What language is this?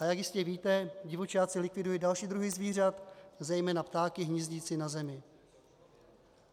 Czech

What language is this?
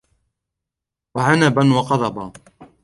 Arabic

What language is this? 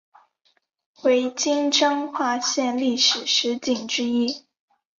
Chinese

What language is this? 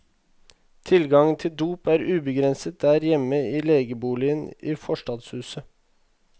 Norwegian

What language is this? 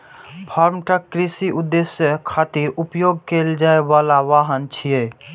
Maithili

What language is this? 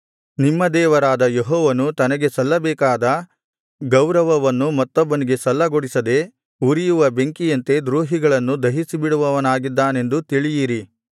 Kannada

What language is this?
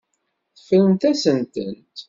Kabyle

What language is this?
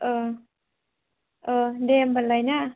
Bodo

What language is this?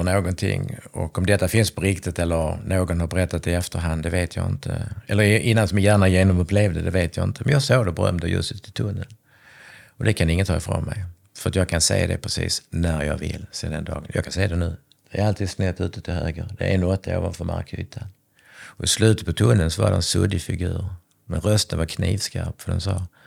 Swedish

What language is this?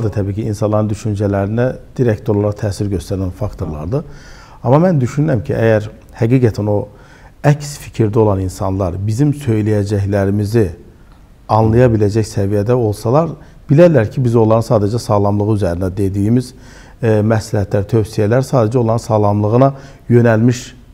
Turkish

